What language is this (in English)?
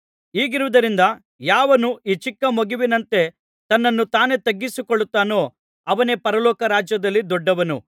Kannada